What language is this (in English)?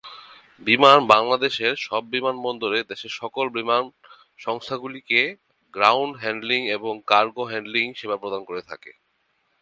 Bangla